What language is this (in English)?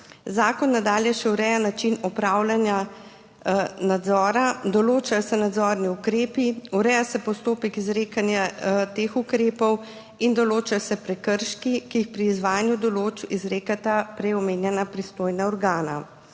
Slovenian